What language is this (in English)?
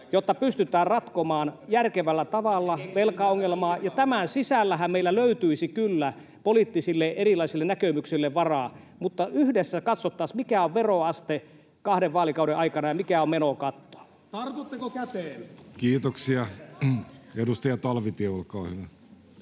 Finnish